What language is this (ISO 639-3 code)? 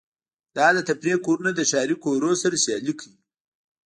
pus